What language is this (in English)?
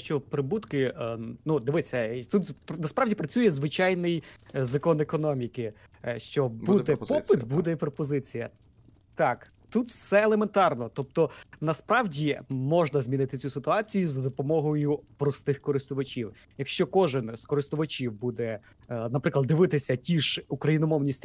Ukrainian